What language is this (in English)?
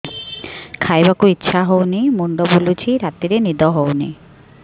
Odia